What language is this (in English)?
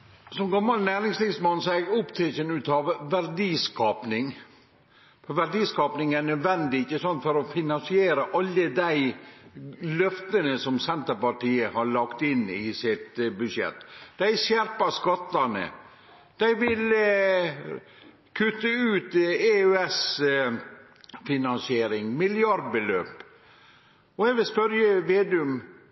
Norwegian Nynorsk